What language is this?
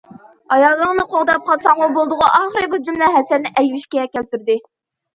Uyghur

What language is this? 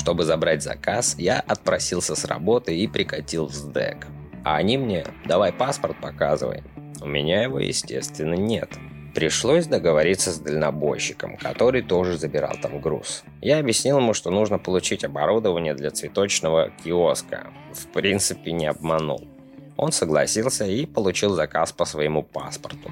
Russian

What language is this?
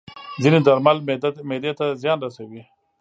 Pashto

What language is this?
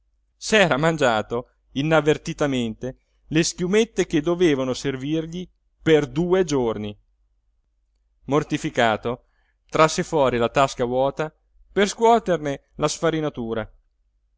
Italian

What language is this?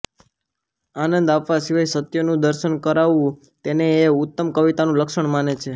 Gujarati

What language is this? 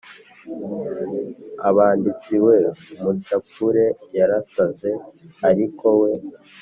Kinyarwanda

